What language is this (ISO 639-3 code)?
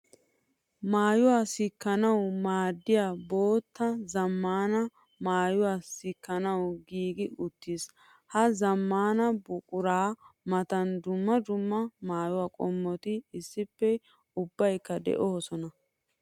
wal